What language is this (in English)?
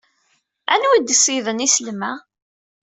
Kabyle